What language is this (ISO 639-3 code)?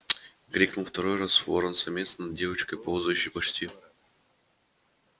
rus